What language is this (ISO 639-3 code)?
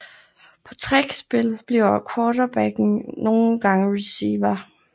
dan